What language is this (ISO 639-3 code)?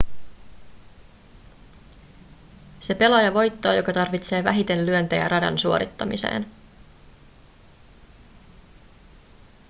fin